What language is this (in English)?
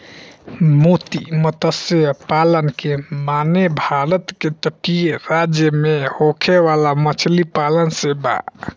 Bhojpuri